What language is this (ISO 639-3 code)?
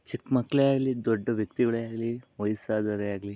kan